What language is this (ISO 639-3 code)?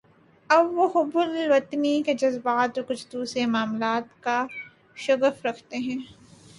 urd